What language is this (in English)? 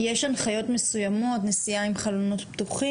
Hebrew